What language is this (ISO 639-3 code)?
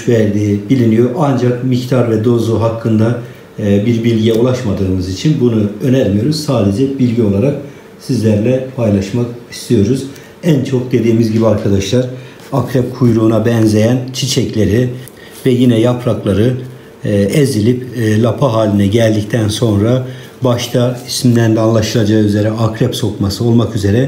tur